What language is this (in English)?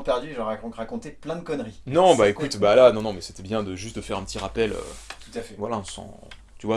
French